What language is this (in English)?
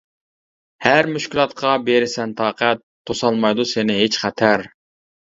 Uyghur